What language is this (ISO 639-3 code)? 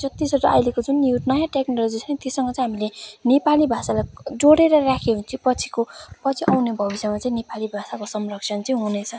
nep